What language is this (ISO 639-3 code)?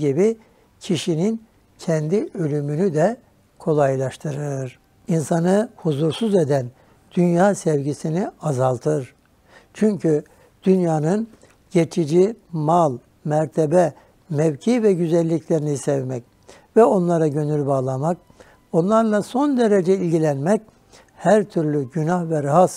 tur